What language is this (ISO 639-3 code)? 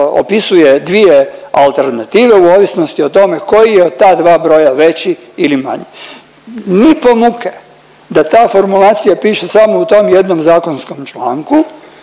hrv